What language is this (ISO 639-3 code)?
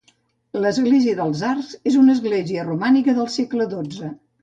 cat